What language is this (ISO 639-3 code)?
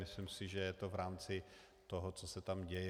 ces